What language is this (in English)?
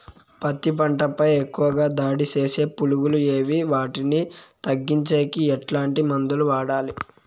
Telugu